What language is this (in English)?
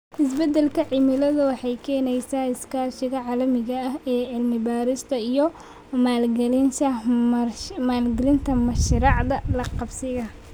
Somali